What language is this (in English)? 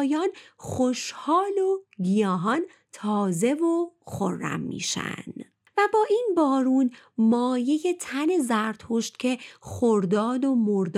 Persian